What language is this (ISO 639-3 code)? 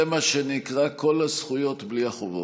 heb